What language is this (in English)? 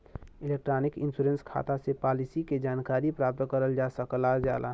Bhojpuri